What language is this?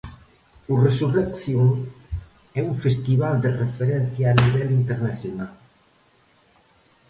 Galician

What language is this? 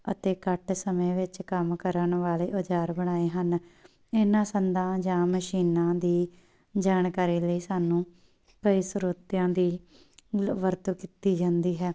Punjabi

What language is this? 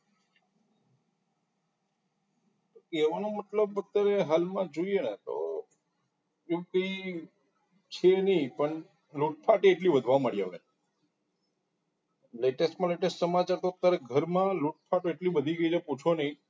Gujarati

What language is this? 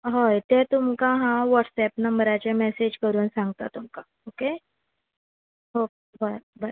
Konkani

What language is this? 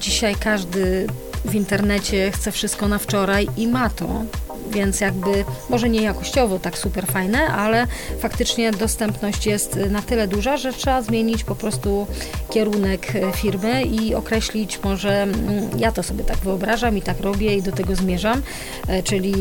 Polish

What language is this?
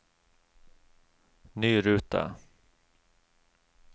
Norwegian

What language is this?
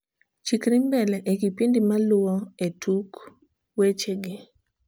Luo (Kenya and Tanzania)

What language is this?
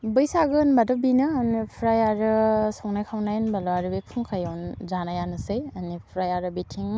Bodo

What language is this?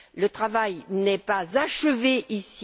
French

